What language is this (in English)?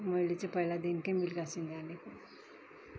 Nepali